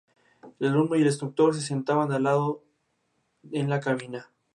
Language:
Spanish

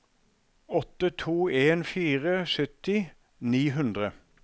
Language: Norwegian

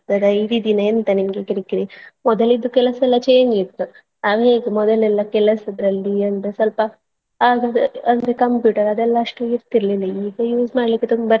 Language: Kannada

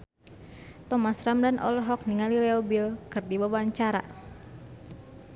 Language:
Sundanese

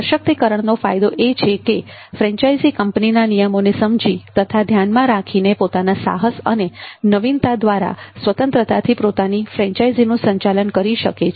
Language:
Gujarati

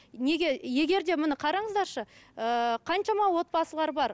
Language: Kazakh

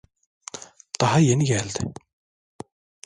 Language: Turkish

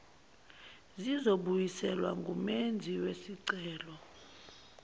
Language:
Zulu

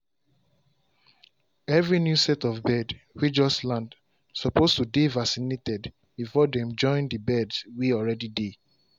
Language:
Nigerian Pidgin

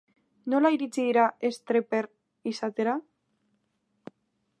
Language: Basque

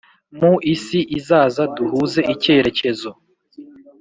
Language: Kinyarwanda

